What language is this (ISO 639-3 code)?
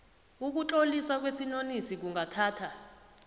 nbl